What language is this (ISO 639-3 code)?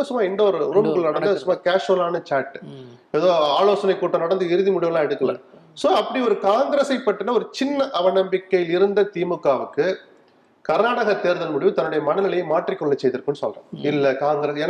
tam